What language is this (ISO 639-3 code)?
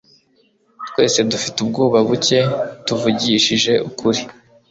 kin